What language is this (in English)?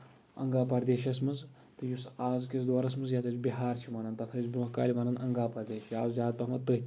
Kashmiri